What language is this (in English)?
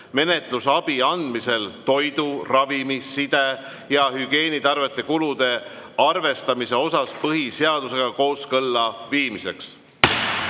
Estonian